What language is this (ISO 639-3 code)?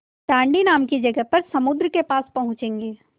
hin